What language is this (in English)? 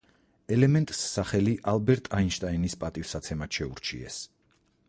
Georgian